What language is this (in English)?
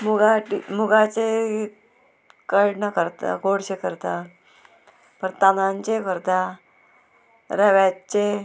Konkani